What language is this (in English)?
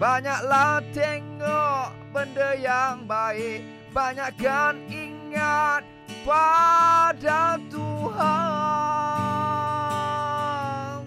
Malay